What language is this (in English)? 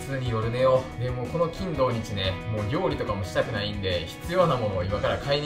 Japanese